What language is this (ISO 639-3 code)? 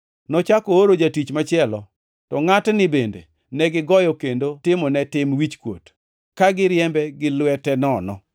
luo